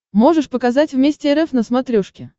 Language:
Russian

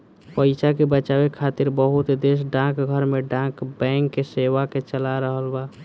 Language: Bhojpuri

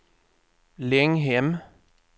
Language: Swedish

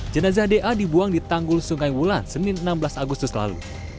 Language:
Indonesian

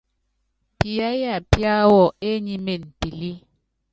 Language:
Yangben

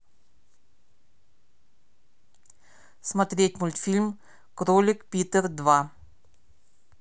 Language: Russian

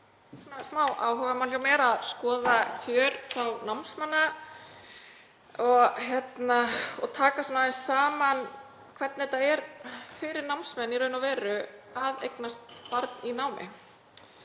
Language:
Icelandic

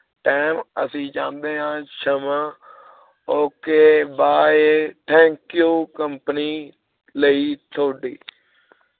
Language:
Punjabi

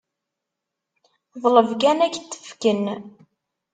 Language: Kabyle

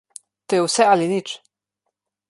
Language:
Slovenian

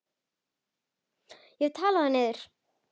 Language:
Icelandic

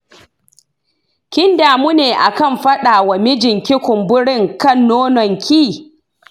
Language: Hausa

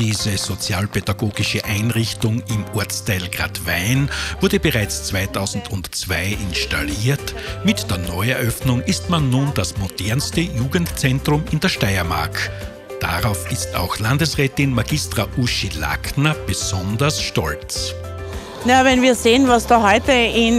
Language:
German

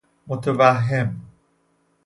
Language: Persian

